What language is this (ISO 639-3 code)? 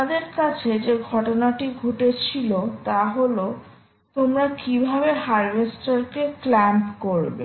ben